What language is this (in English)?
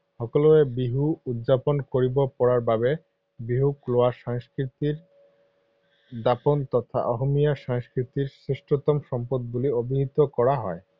Assamese